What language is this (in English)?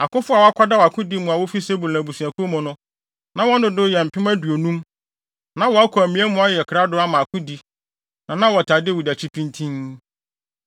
Akan